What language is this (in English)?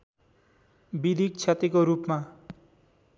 Nepali